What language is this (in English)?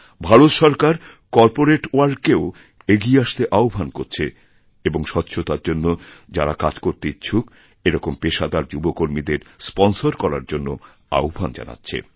Bangla